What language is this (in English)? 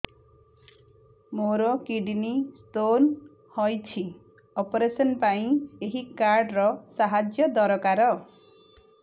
Odia